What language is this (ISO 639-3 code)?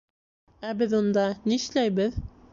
bak